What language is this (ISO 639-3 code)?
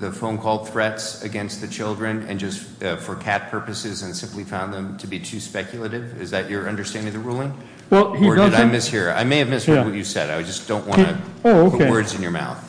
eng